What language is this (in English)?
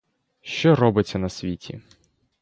Ukrainian